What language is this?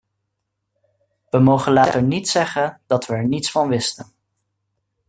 Dutch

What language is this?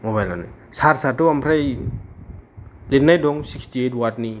Bodo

